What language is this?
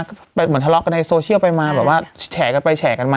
Thai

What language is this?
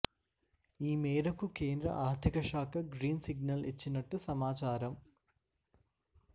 Telugu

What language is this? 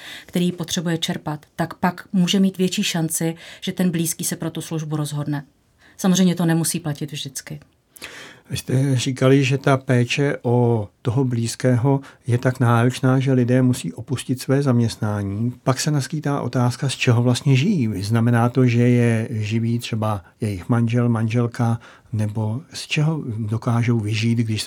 Czech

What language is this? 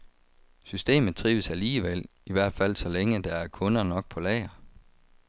Danish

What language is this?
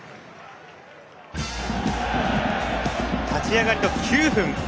Japanese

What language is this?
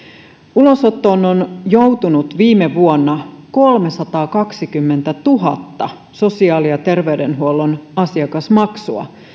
Finnish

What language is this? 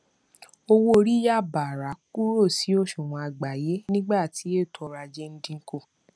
Yoruba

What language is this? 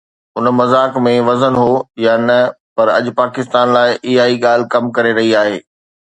Sindhi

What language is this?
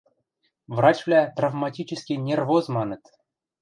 Western Mari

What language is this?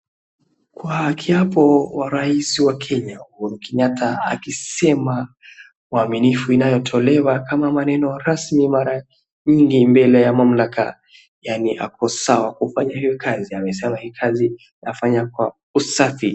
Swahili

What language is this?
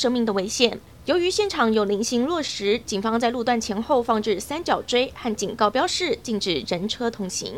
Chinese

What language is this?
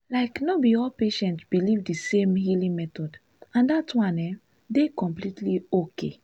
Nigerian Pidgin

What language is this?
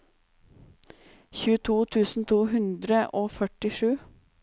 Norwegian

